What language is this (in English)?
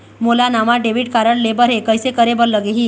Chhattisgarhi